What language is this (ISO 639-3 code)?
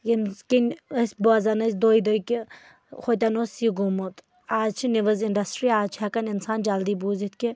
kas